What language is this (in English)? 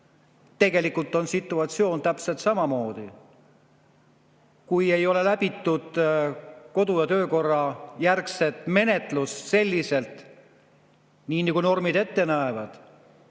Estonian